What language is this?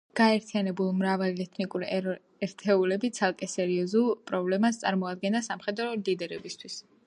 Georgian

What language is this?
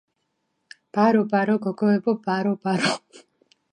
Georgian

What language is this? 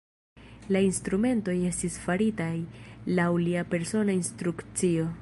Esperanto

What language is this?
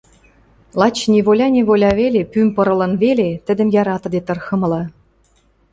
Western Mari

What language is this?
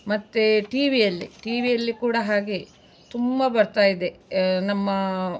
Kannada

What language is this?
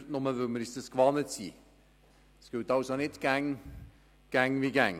Swiss German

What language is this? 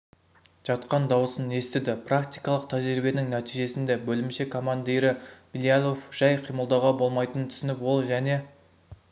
Kazakh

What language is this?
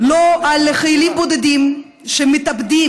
Hebrew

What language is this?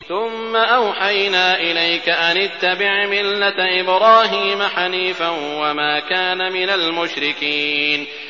Arabic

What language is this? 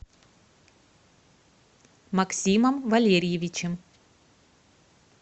Russian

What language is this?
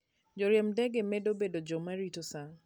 Luo (Kenya and Tanzania)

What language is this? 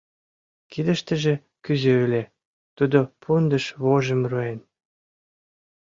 Mari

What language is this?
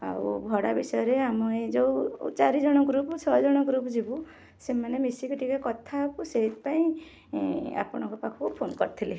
Odia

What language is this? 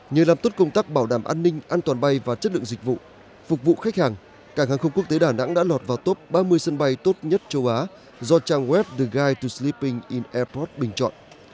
Vietnamese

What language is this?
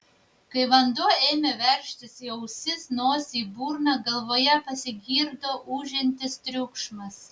Lithuanian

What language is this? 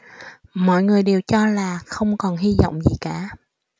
Vietnamese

